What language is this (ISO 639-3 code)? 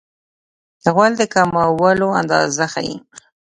pus